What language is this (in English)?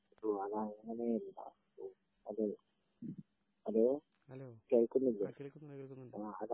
Malayalam